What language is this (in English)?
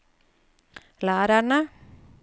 Norwegian